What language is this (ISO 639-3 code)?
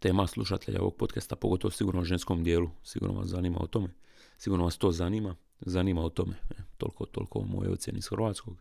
hrv